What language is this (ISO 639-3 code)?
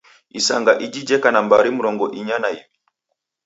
dav